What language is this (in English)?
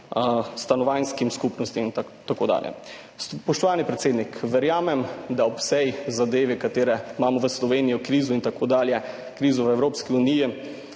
Slovenian